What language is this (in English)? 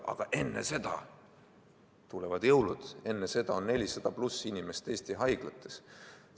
Estonian